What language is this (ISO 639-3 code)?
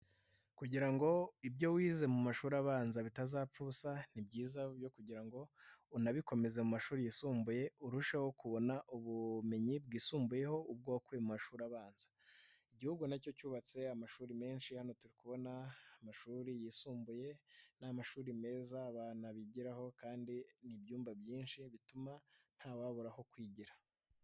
kin